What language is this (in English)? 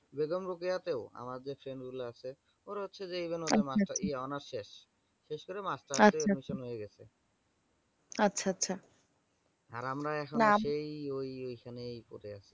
Bangla